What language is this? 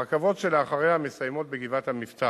Hebrew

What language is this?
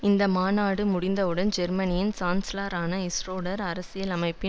Tamil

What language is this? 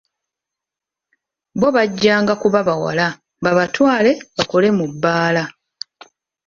Ganda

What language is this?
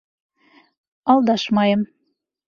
Bashkir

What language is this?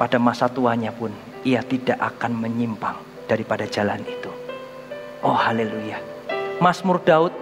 Indonesian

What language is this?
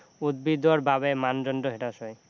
Assamese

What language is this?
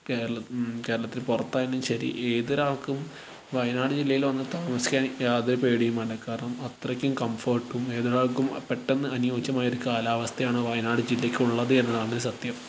Malayalam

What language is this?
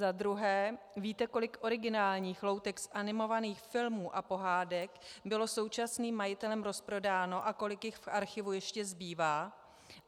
Czech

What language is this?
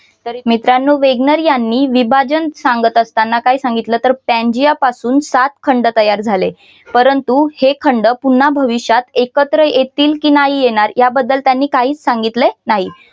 Marathi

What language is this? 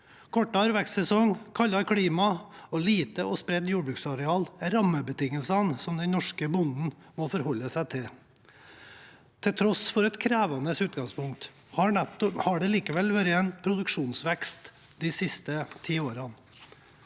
Norwegian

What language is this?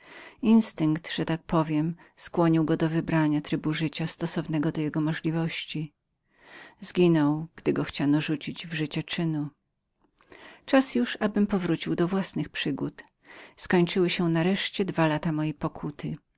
Polish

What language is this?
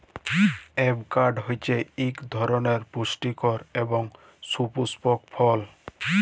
Bangla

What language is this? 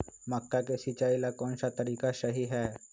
Magahi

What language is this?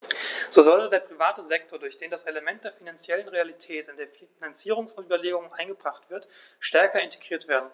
German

